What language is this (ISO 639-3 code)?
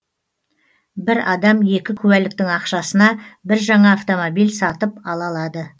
kaz